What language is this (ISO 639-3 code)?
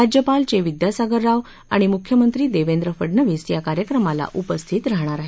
mar